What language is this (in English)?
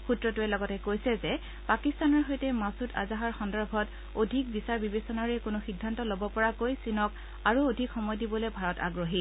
Assamese